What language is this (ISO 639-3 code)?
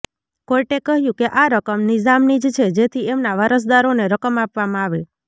guj